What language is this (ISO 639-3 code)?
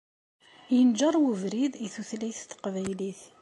kab